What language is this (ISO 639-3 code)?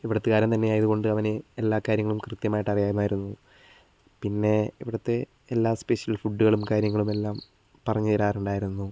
mal